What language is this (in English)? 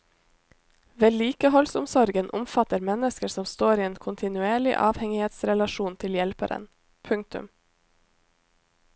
Norwegian